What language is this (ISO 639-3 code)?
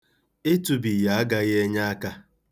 ibo